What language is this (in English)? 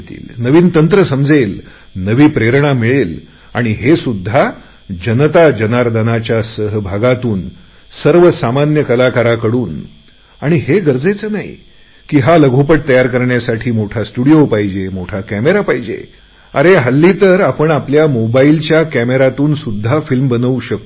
Marathi